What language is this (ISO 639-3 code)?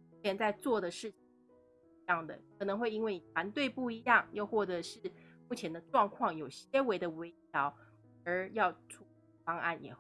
zho